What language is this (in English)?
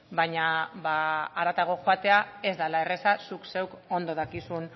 Basque